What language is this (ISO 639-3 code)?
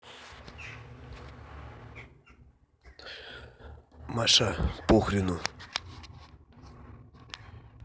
rus